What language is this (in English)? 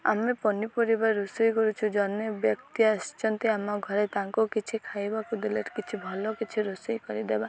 Odia